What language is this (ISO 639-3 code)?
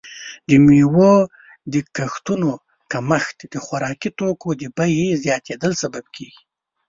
pus